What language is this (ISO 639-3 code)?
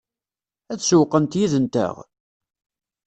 kab